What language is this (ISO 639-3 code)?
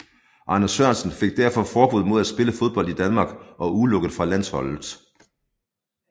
dan